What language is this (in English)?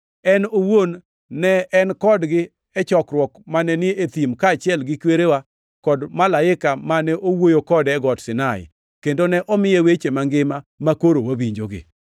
Luo (Kenya and Tanzania)